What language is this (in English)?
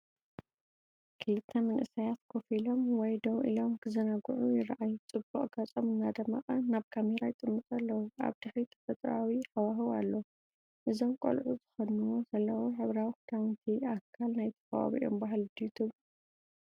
Tigrinya